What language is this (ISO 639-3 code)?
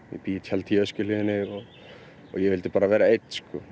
isl